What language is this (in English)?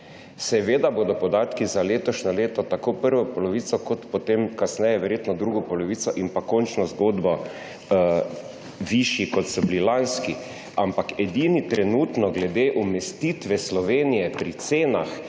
Slovenian